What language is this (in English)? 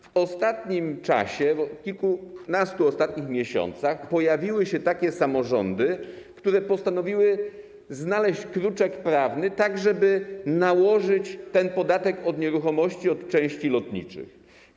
Polish